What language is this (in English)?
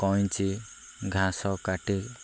Odia